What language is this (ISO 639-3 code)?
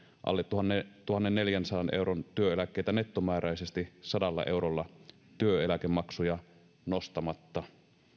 fin